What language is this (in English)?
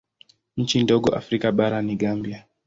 Swahili